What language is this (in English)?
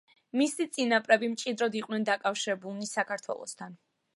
Georgian